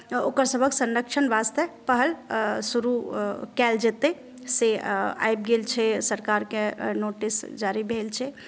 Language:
Maithili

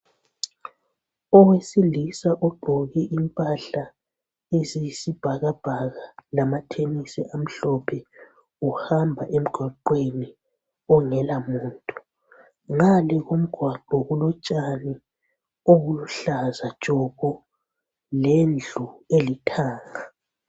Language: North Ndebele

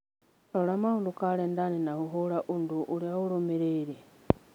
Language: Kikuyu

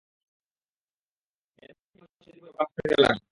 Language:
Bangla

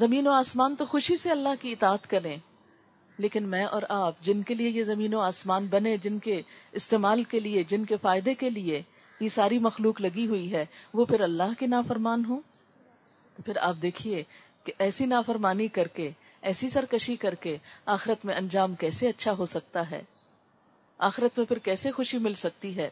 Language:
Urdu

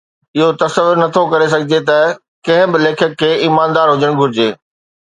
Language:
Sindhi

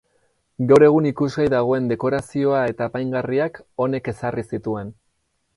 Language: Basque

